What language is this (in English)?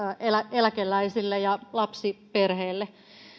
Finnish